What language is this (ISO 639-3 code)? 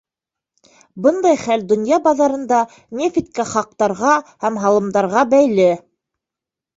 bak